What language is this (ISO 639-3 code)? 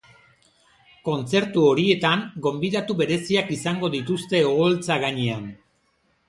eus